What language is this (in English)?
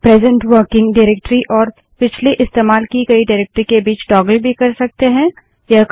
Hindi